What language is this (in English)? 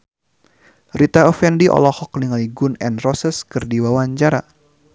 Sundanese